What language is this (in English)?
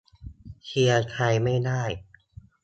Thai